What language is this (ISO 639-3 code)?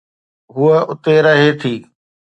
snd